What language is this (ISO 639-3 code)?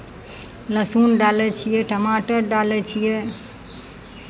mai